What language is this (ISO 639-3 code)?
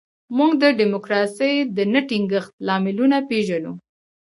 pus